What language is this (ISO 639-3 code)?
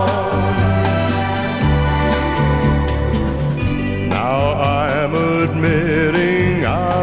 eng